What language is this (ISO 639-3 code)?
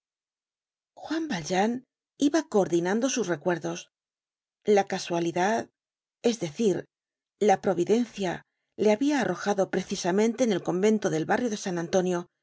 spa